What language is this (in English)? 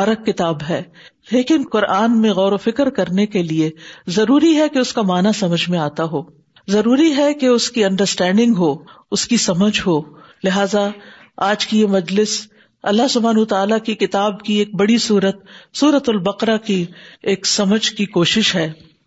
Urdu